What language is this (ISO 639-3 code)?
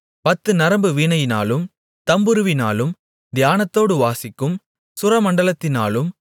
tam